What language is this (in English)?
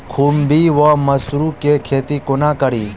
Maithili